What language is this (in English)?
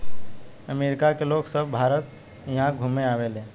Bhojpuri